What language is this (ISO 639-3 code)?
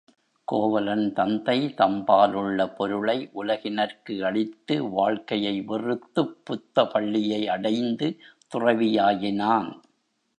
tam